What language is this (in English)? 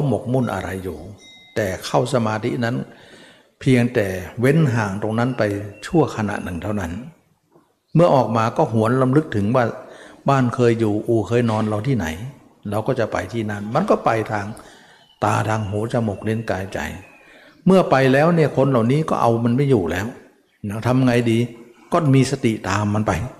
Thai